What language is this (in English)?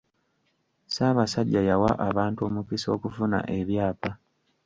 Ganda